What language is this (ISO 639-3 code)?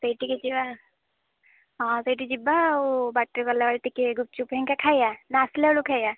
ori